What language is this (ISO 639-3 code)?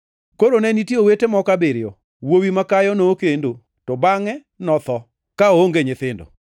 luo